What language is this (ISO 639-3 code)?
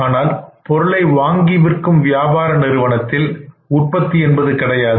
tam